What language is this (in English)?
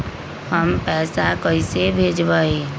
Magahi